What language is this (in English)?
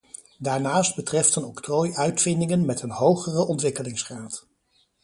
Dutch